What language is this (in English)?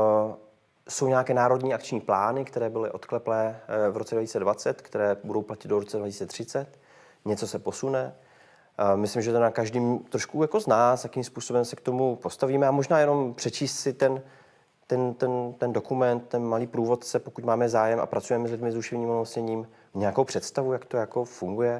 Czech